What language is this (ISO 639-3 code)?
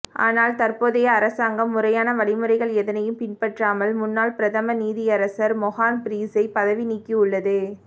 tam